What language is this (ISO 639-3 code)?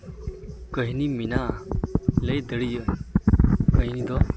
sat